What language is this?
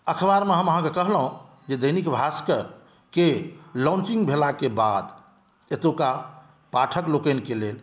Maithili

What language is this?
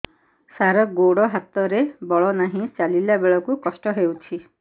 Odia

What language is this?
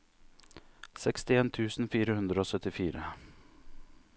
Norwegian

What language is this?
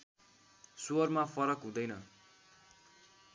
Nepali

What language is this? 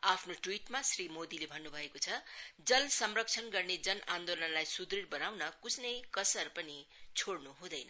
Nepali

